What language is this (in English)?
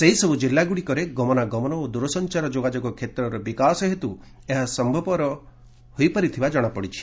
Odia